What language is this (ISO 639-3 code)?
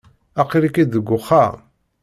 kab